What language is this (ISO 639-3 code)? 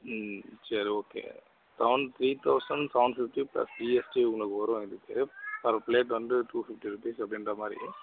tam